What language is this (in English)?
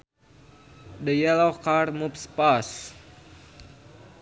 Sundanese